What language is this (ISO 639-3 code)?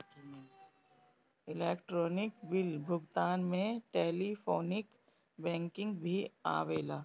bho